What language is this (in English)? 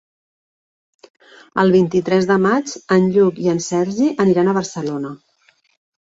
Catalan